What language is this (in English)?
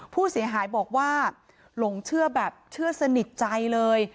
Thai